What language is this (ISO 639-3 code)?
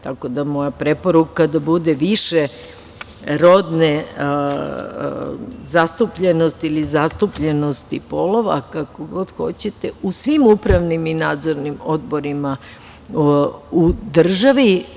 srp